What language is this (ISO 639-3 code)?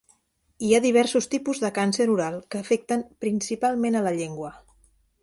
cat